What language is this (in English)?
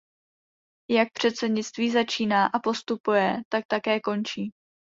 Czech